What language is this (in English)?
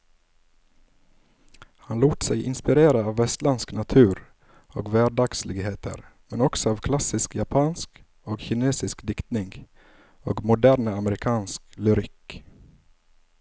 Norwegian